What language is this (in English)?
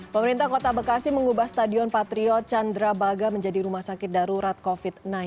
Indonesian